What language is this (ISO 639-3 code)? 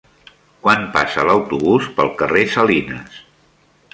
cat